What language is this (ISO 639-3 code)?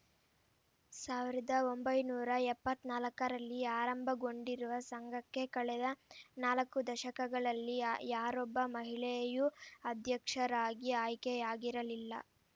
kan